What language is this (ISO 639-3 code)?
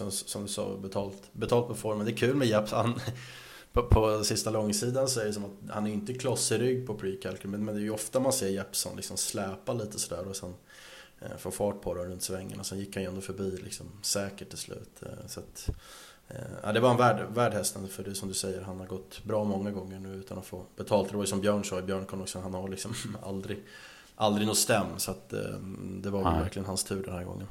swe